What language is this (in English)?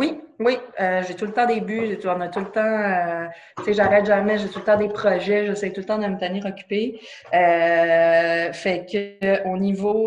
French